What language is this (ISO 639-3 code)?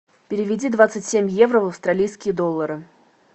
rus